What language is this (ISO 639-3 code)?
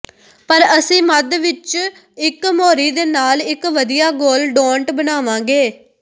pan